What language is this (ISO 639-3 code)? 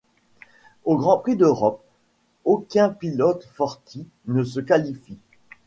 fra